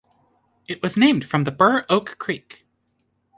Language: English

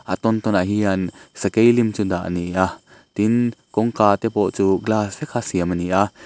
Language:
Mizo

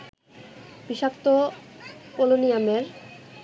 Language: Bangla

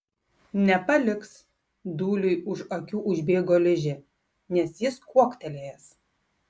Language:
Lithuanian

